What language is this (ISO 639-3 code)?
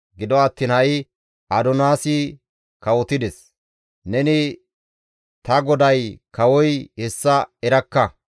gmv